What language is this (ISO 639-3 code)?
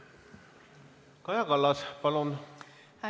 est